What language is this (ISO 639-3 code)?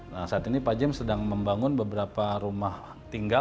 ind